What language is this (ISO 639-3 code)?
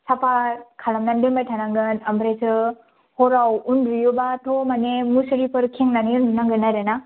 brx